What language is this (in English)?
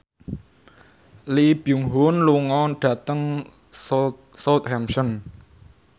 Javanese